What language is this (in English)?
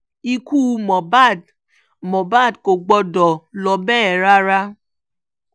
Yoruba